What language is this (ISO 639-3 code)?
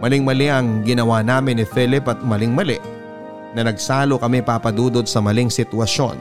fil